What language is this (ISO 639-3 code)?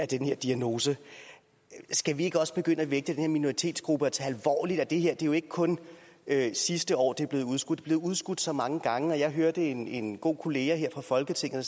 dan